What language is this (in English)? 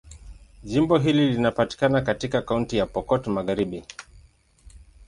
Swahili